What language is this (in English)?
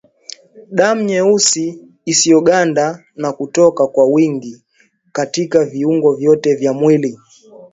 Swahili